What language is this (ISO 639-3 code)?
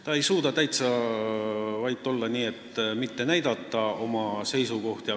est